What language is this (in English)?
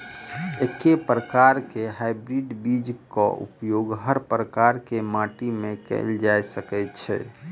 Maithili